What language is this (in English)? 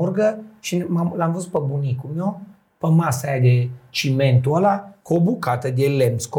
Romanian